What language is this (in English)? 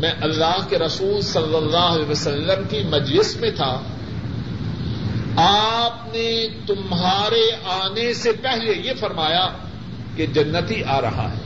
Urdu